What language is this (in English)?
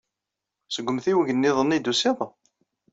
Kabyle